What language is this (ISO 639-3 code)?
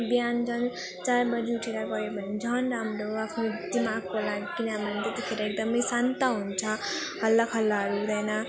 nep